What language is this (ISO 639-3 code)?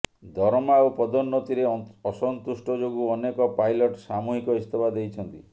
ori